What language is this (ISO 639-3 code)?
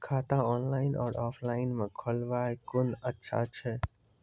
mai